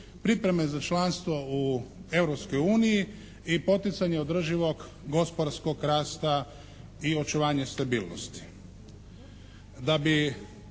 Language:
Croatian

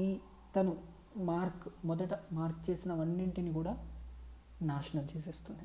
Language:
Telugu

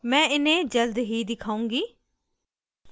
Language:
Hindi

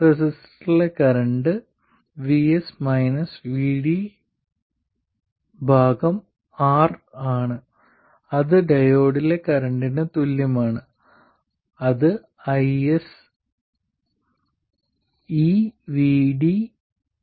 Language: Malayalam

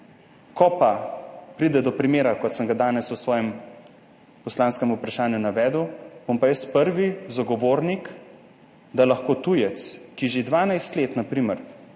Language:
Slovenian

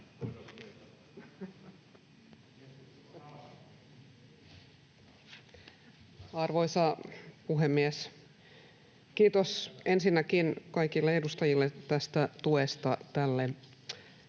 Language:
Finnish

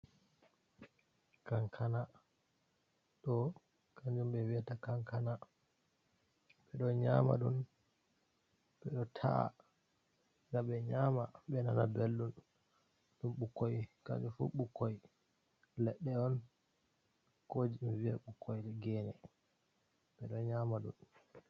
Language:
Fula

